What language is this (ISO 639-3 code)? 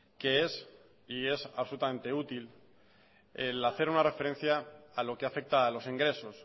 spa